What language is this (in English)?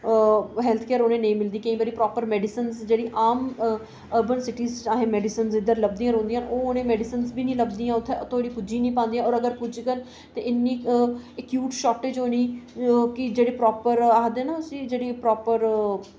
Dogri